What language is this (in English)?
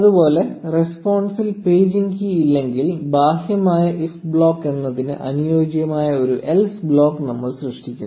Malayalam